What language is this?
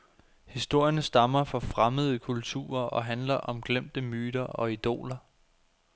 Danish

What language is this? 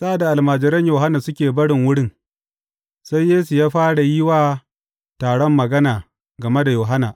Hausa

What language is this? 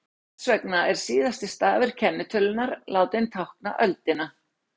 Icelandic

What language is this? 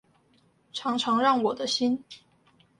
Chinese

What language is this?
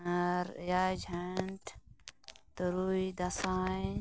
Santali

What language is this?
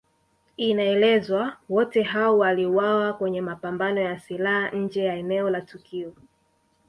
Swahili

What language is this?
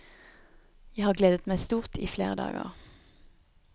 Norwegian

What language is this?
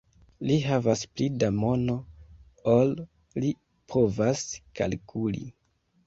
Esperanto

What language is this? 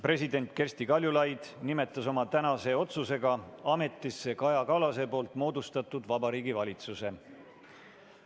Estonian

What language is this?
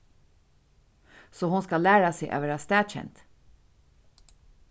Faroese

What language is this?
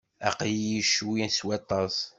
Kabyle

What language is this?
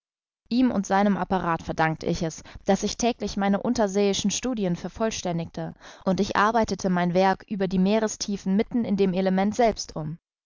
German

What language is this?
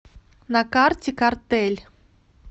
Russian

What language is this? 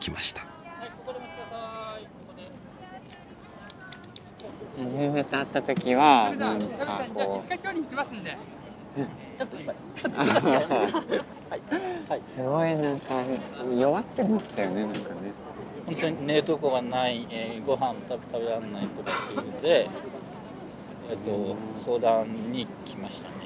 Japanese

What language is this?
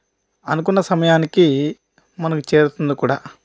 Telugu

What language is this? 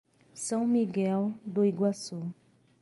Portuguese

